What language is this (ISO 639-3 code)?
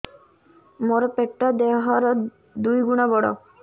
ori